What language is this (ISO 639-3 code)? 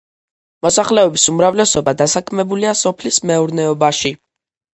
kat